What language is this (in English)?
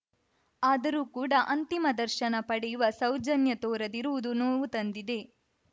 Kannada